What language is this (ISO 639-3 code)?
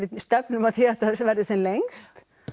isl